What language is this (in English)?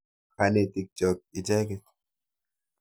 Kalenjin